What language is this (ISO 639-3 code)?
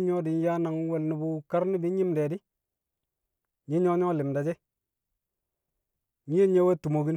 kcq